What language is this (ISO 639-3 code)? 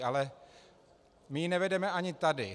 ces